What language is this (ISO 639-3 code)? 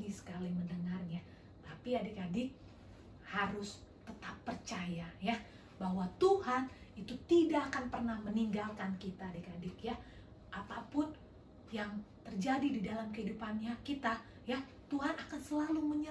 ind